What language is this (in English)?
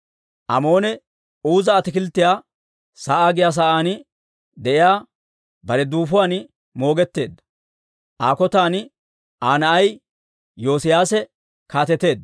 Dawro